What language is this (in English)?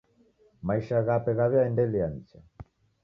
Taita